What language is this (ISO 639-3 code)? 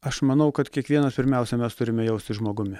lit